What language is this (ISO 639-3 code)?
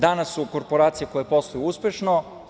srp